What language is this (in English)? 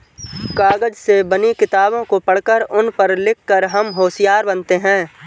Hindi